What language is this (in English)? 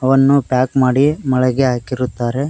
Kannada